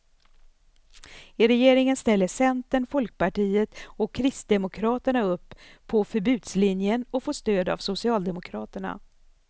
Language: Swedish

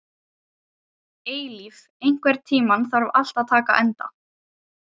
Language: Icelandic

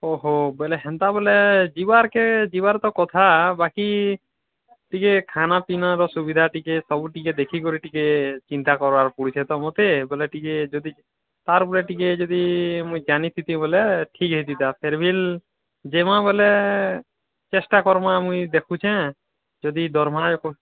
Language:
Odia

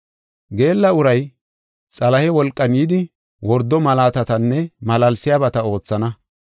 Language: Gofa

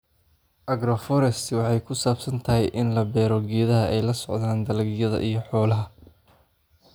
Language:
Somali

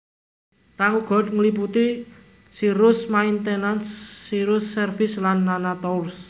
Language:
Javanese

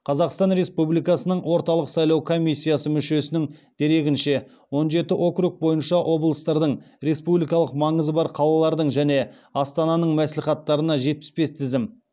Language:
Kazakh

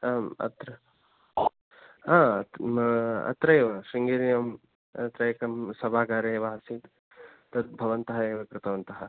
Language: Sanskrit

